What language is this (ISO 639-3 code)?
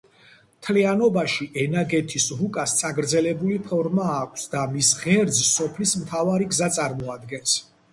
kat